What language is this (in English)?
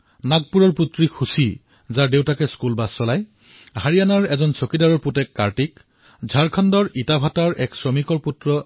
Assamese